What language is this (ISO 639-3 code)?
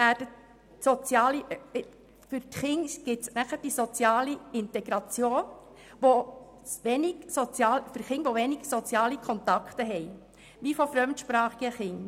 gsw